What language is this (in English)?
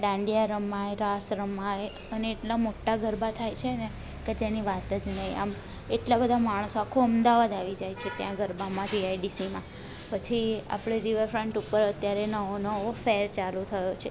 Gujarati